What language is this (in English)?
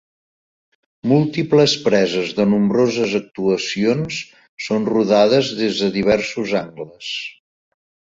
Catalan